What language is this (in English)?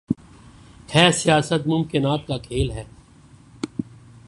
Urdu